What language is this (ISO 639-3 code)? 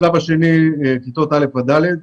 heb